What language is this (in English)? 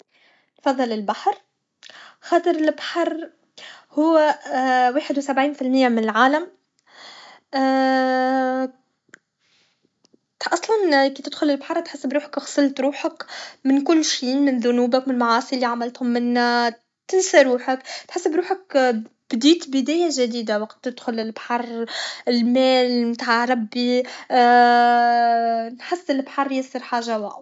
Tunisian Arabic